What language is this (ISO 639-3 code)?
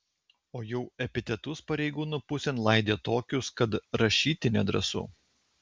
lit